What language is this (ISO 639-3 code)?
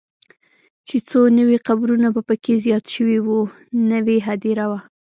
pus